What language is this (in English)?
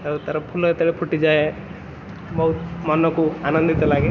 Odia